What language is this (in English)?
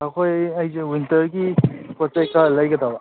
Manipuri